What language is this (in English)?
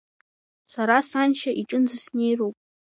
Abkhazian